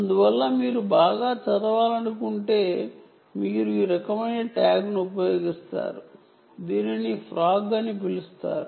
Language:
Telugu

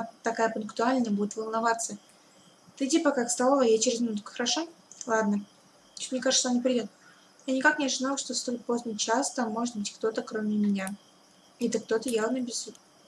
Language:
Russian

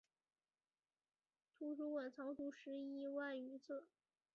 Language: Chinese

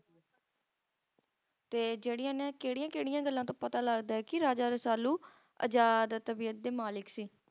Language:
Punjabi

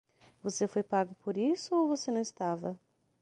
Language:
Portuguese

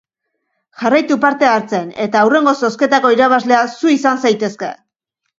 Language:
Basque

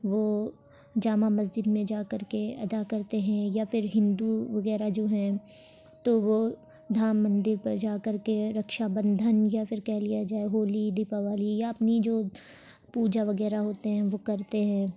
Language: Urdu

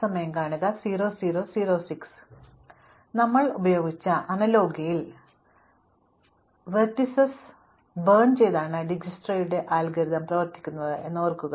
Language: Malayalam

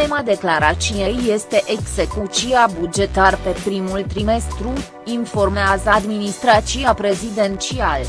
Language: Romanian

